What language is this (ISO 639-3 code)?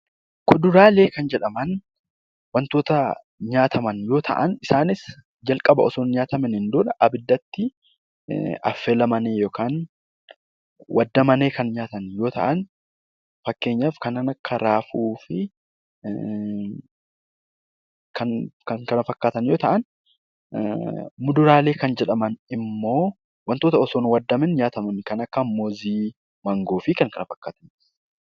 orm